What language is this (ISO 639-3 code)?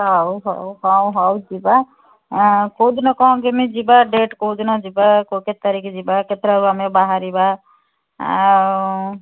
ori